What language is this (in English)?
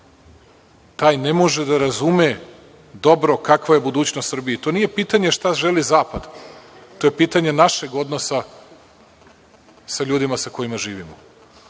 Serbian